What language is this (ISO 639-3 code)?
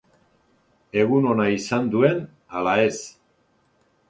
eus